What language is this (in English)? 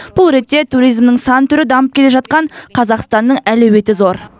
Kazakh